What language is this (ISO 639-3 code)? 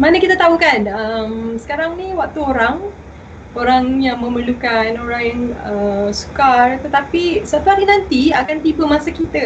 msa